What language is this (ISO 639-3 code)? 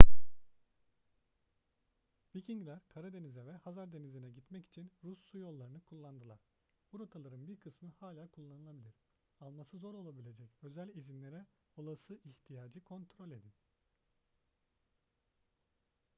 tur